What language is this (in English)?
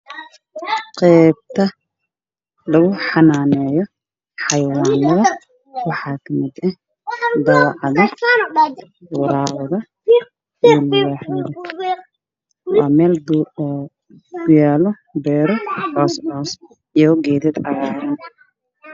Somali